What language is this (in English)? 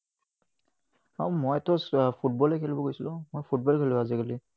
Assamese